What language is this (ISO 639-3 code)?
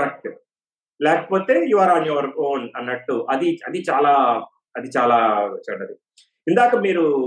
tel